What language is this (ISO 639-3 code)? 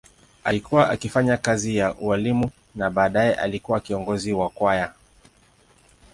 swa